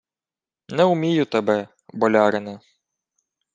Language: Ukrainian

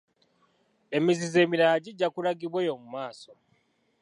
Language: Ganda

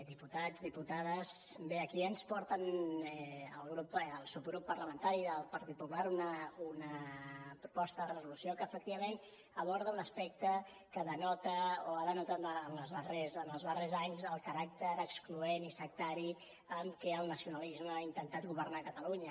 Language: Catalan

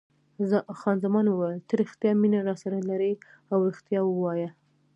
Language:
Pashto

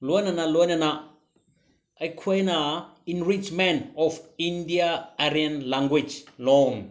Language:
Manipuri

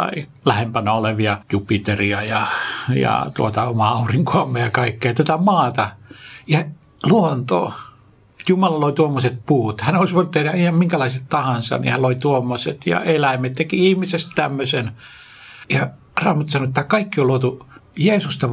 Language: Finnish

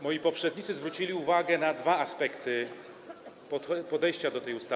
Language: Polish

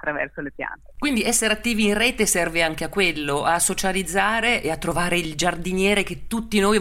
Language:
Italian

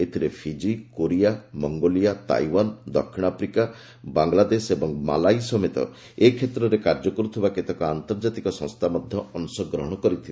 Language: Odia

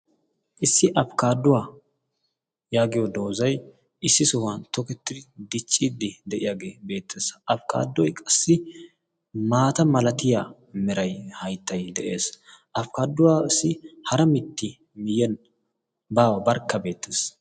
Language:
Wolaytta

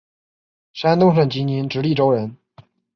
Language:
Chinese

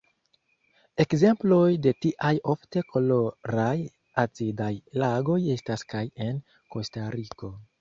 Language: Esperanto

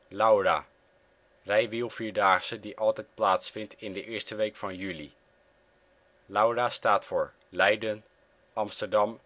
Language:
Dutch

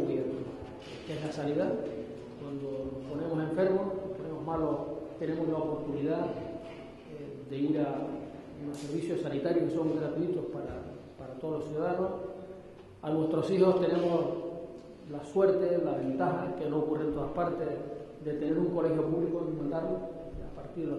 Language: Spanish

